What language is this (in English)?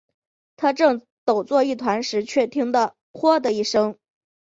Chinese